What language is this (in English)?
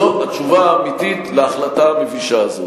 Hebrew